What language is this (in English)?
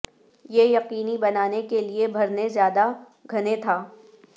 Urdu